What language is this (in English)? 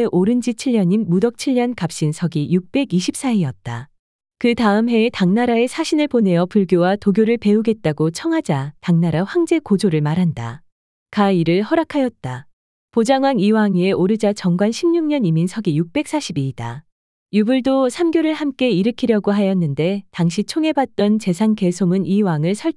Korean